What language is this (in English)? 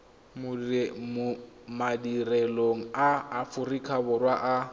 Tswana